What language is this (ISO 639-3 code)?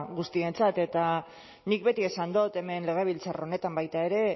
eus